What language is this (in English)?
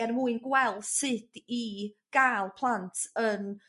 Welsh